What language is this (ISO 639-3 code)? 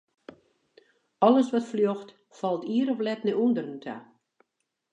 fry